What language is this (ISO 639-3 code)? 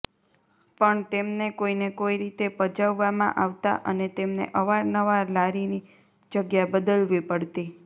guj